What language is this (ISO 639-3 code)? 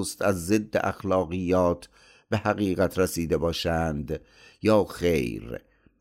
fas